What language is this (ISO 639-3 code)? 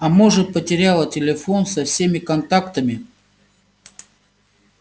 rus